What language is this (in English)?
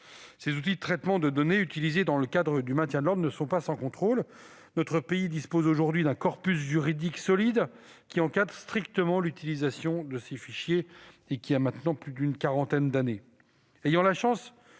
French